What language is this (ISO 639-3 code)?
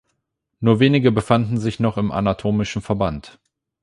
deu